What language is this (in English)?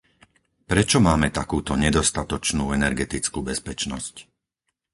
Slovak